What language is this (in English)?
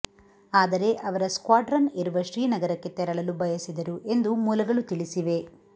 Kannada